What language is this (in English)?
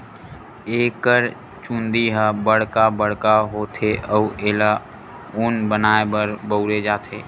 Chhattisgarhi